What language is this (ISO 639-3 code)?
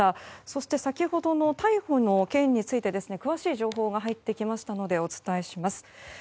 jpn